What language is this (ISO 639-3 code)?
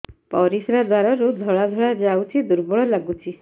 ori